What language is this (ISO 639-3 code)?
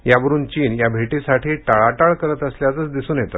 mar